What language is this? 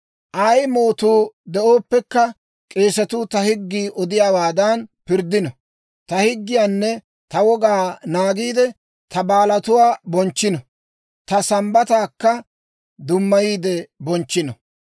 Dawro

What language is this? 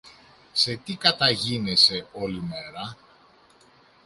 Greek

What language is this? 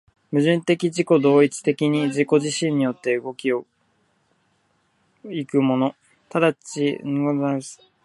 Japanese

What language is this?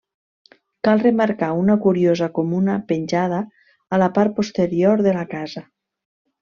Catalan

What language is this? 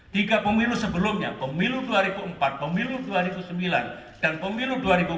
Indonesian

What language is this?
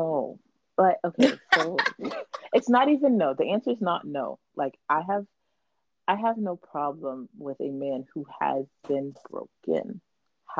English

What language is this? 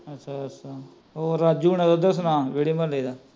Punjabi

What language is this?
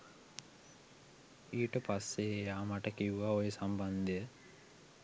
Sinhala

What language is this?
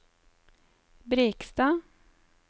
Norwegian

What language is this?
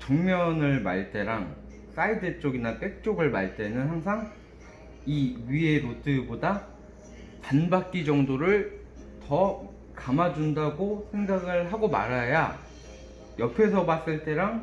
Korean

